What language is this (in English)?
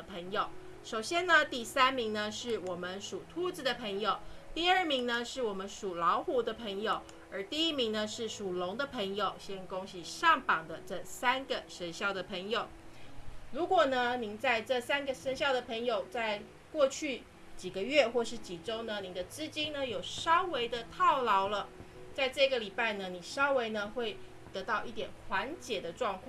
Chinese